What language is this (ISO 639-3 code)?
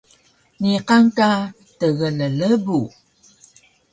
trv